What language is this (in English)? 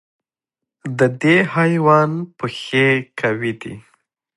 Pashto